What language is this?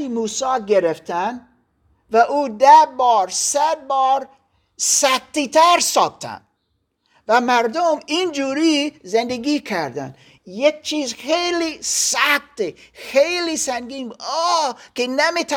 Persian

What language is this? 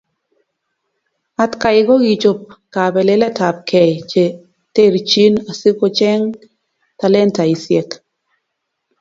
Kalenjin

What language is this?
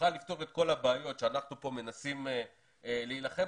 Hebrew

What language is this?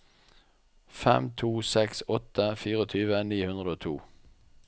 Norwegian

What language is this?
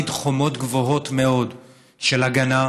Hebrew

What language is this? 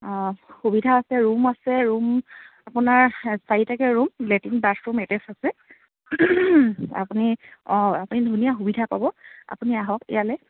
Assamese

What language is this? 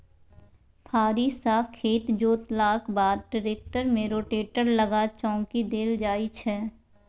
Maithili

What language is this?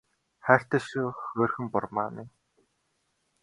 Mongolian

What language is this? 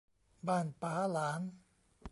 Thai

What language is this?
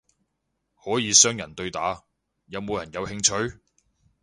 Cantonese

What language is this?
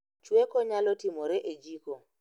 Luo (Kenya and Tanzania)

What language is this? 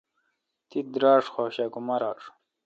Kalkoti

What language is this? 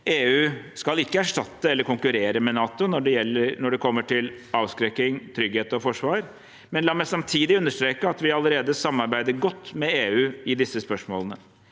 Norwegian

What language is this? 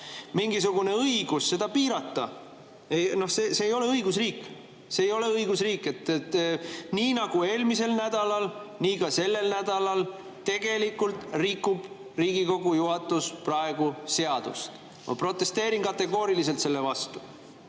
Estonian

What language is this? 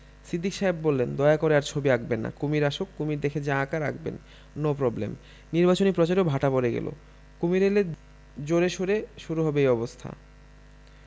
Bangla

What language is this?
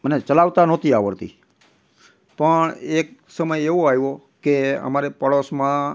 Gujarati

